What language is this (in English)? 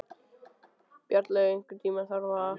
Icelandic